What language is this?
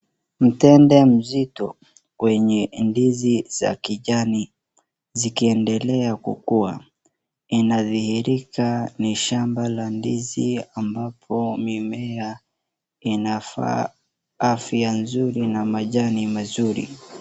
Swahili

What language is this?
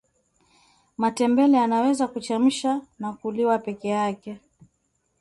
Swahili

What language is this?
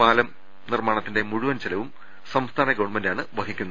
Malayalam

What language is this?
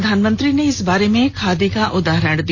Hindi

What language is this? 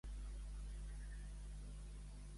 Catalan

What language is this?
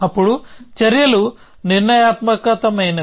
Telugu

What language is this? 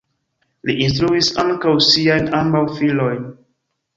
Esperanto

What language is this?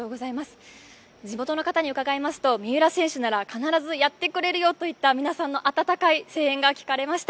Japanese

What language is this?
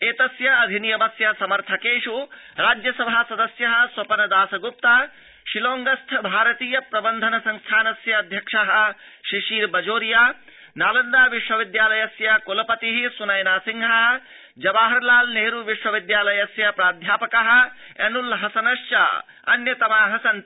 Sanskrit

